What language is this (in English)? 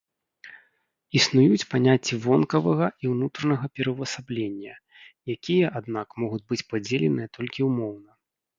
Belarusian